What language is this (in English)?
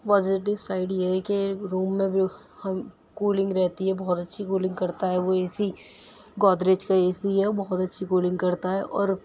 Urdu